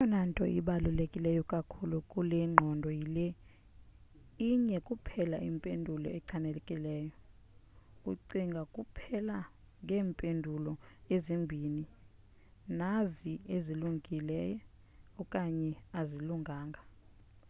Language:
Xhosa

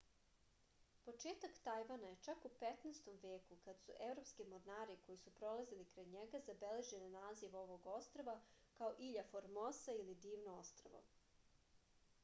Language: Serbian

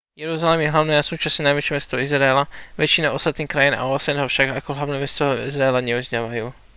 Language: Slovak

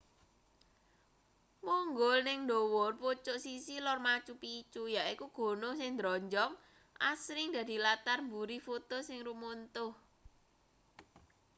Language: Javanese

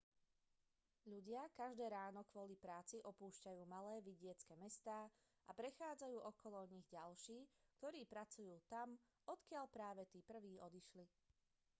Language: Slovak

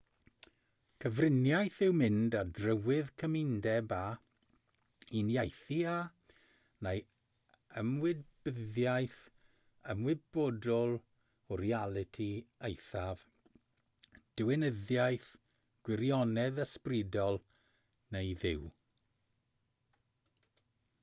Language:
Welsh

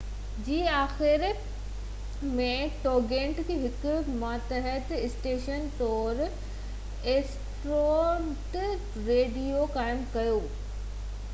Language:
Sindhi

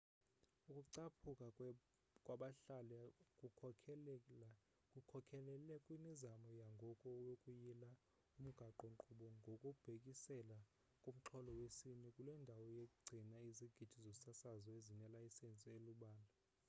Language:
Xhosa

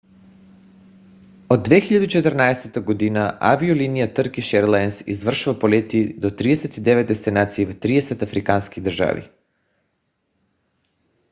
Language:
Bulgarian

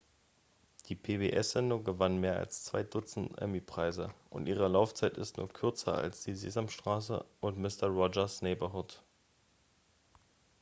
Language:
German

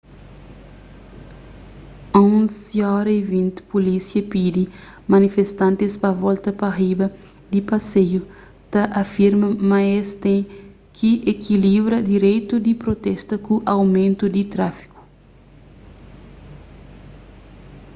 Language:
Kabuverdianu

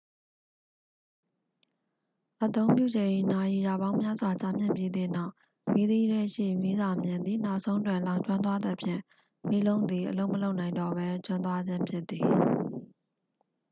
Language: Burmese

